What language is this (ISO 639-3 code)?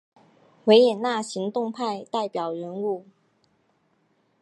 zho